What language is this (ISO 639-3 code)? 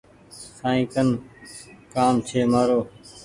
gig